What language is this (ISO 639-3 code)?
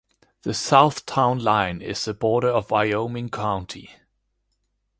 eng